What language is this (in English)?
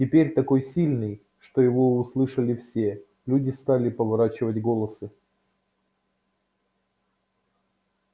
Russian